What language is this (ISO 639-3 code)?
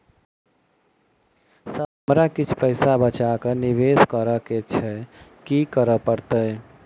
mai